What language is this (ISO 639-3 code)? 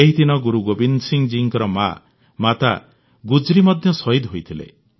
ori